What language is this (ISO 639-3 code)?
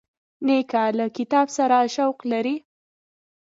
pus